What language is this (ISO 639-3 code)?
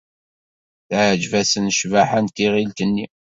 kab